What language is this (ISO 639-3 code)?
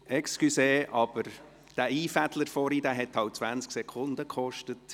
gsw